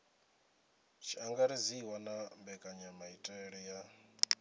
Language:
Venda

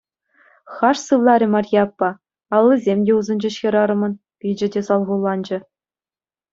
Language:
Chuvash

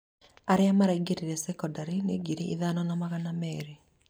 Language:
Kikuyu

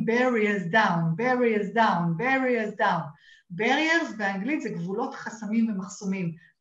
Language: Hebrew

